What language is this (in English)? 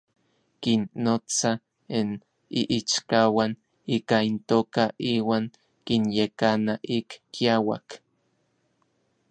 Orizaba Nahuatl